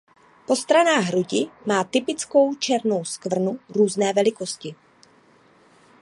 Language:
Czech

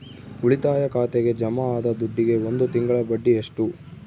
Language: Kannada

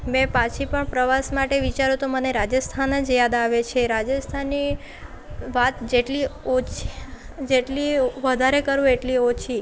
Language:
Gujarati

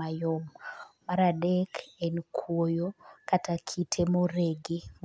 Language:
Luo (Kenya and Tanzania)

